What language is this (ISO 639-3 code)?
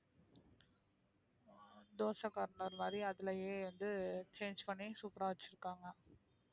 tam